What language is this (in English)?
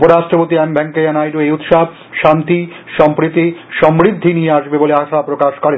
Bangla